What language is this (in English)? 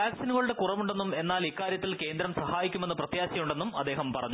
Malayalam